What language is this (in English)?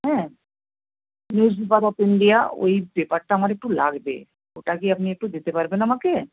Bangla